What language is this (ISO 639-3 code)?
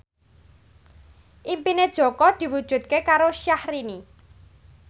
jav